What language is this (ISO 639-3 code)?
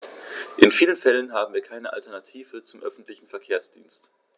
deu